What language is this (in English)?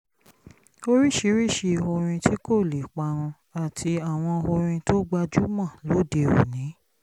Yoruba